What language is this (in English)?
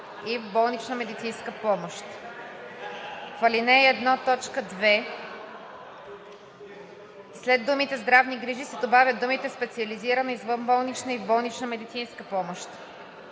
Bulgarian